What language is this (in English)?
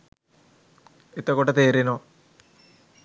Sinhala